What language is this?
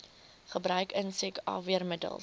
Afrikaans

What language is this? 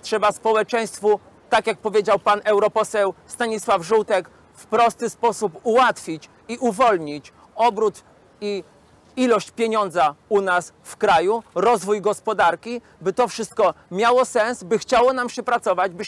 Polish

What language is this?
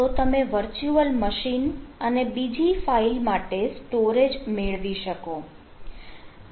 Gujarati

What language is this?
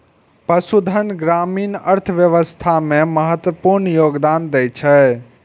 Maithili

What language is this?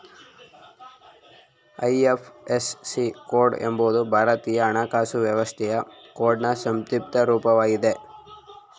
Kannada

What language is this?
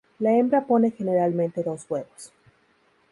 Spanish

